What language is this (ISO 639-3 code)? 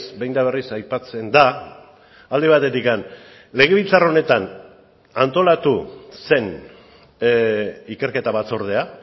eus